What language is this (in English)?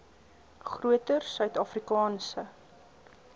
Afrikaans